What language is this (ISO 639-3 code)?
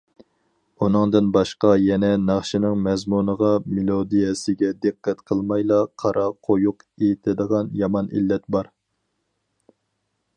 uig